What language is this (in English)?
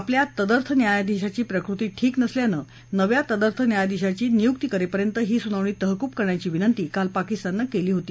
Marathi